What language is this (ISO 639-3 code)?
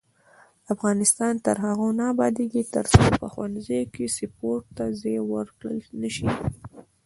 pus